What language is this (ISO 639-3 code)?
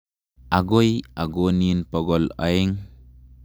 kln